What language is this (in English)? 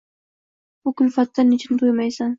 Uzbek